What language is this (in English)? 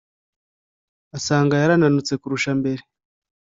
Kinyarwanda